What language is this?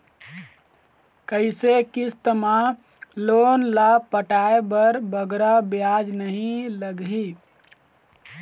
Chhattisgarhi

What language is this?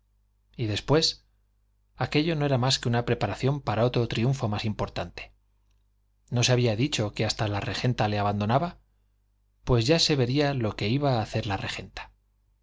Spanish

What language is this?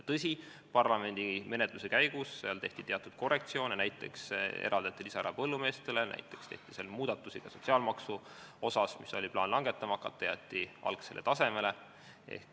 Estonian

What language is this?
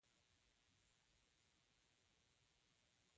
Pashto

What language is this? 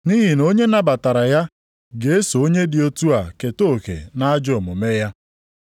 Igbo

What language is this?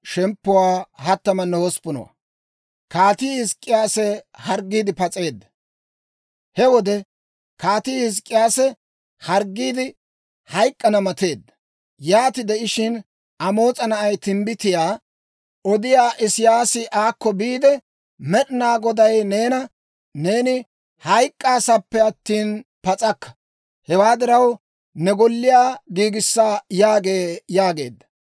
Dawro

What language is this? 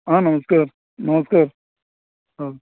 Konkani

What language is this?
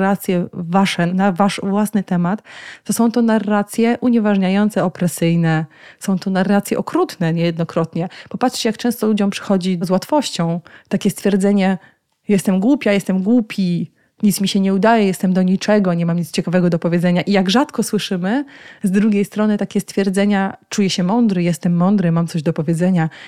Polish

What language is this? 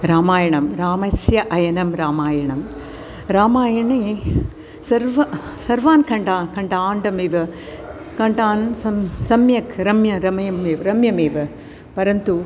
Sanskrit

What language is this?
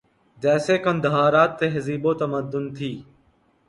Urdu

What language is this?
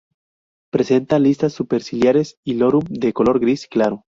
Spanish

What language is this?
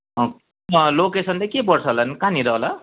Nepali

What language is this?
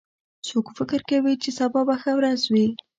Pashto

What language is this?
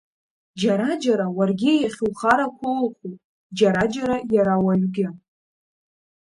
Abkhazian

